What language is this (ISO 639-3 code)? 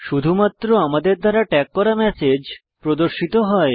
ben